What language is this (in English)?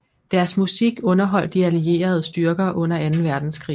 Danish